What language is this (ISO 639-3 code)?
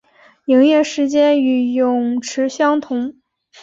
zho